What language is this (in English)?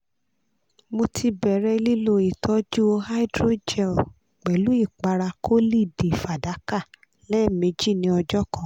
Yoruba